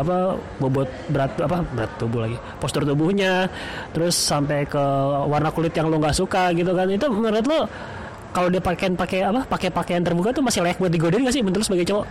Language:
Indonesian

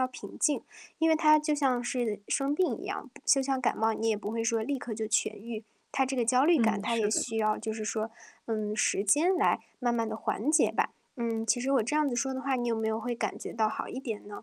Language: Chinese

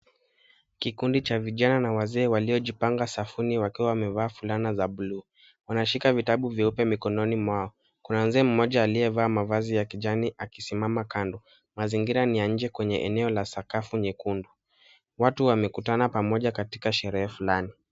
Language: Swahili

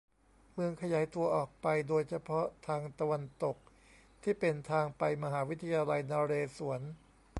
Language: Thai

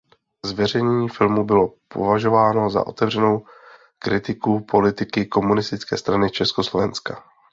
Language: Czech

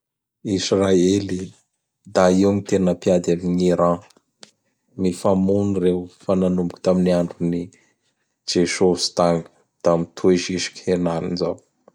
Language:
Bara Malagasy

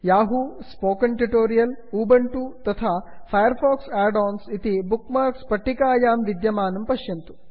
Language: Sanskrit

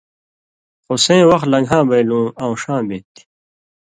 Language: Indus Kohistani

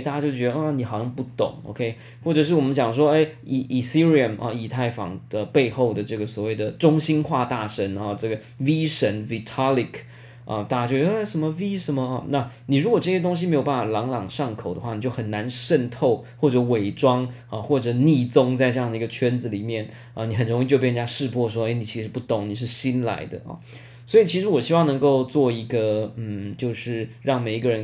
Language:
Chinese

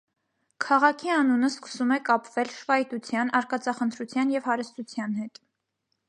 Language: Armenian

